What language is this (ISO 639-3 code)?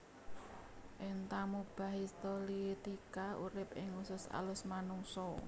jav